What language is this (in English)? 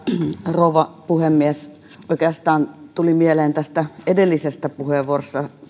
Finnish